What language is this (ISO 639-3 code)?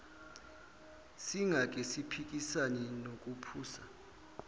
zul